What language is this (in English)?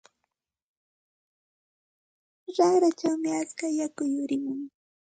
Santa Ana de Tusi Pasco Quechua